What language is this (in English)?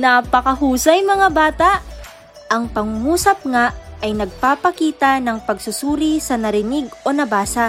Filipino